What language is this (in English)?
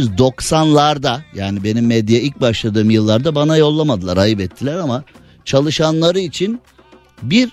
Turkish